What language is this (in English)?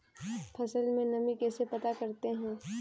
Hindi